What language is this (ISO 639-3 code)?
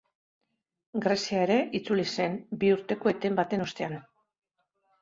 eus